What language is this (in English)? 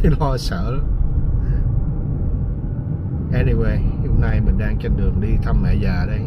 Vietnamese